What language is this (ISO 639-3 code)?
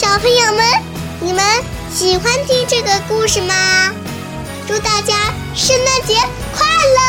zho